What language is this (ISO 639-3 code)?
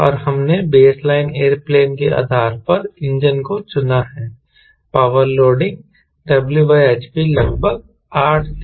hin